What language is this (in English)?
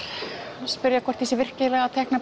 Icelandic